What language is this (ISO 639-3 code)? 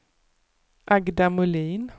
swe